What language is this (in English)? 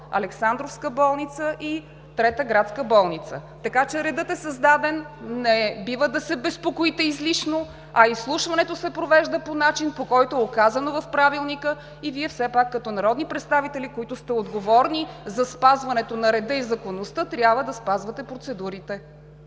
Bulgarian